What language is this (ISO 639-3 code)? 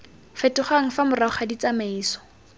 tsn